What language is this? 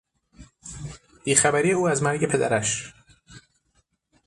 Persian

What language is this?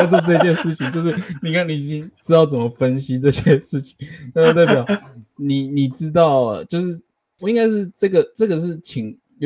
Chinese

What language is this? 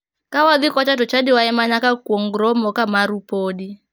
Luo (Kenya and Tanzania)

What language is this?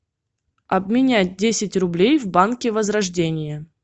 Russian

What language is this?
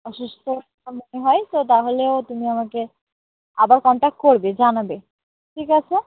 Bangla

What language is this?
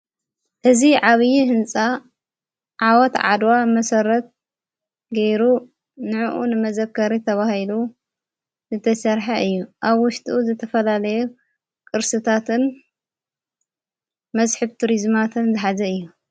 Tigrinya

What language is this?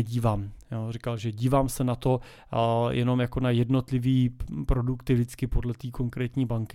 Czech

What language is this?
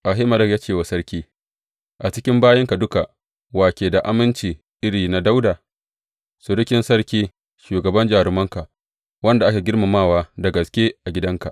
Hausa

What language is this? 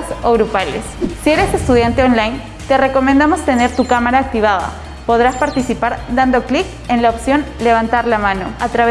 Spanish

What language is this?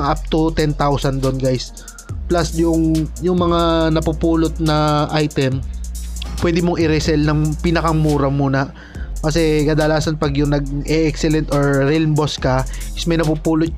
Filipino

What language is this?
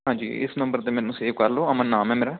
Punjabi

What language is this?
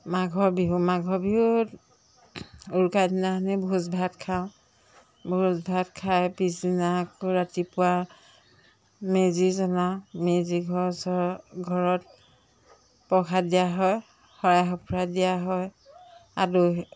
Assamese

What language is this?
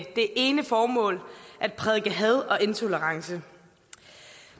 Danish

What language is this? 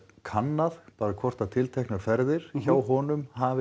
Icelandic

